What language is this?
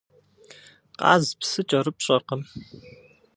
Kabardian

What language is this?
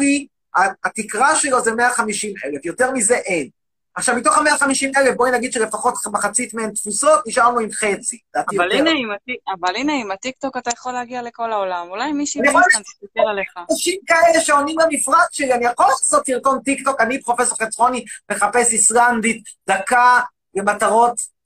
Hebrew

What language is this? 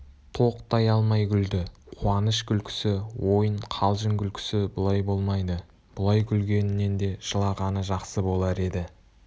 Kazakh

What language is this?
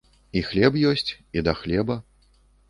Belarusian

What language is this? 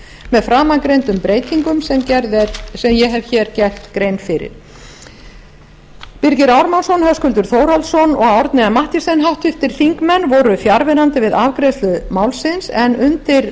Icelandic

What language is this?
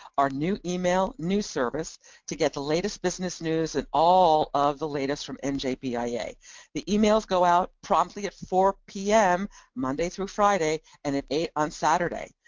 English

